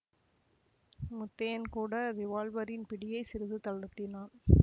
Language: Tamil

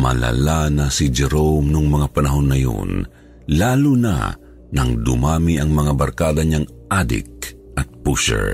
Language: Filipino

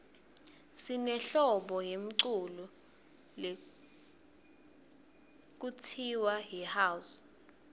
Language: Swati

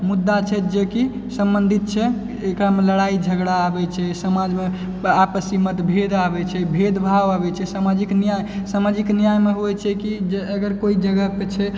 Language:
Maithili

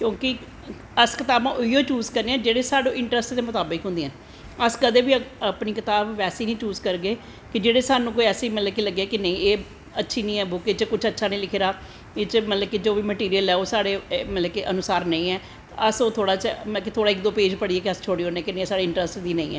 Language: Dogri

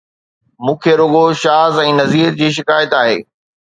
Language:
Sindhi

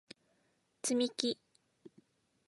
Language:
Japanese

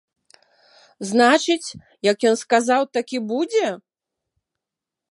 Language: Belarusian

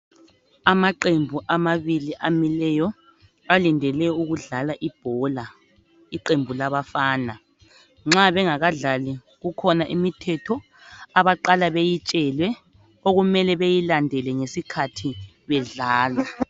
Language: North Ndebele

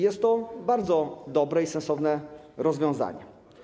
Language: Polish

